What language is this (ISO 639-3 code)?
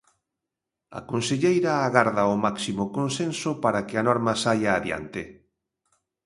glg